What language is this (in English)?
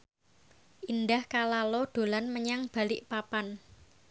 Javanese